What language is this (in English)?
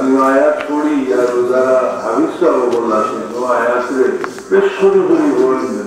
Arabic